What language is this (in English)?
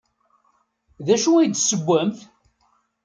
Kabyle